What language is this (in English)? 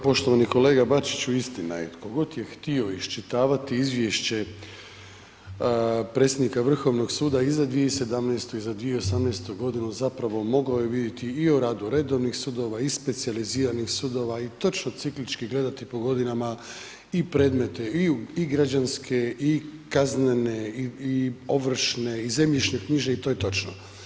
Croatian